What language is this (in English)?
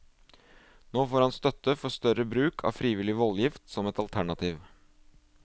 Norwegian